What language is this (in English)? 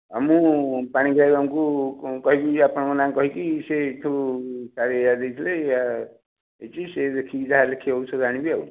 Odia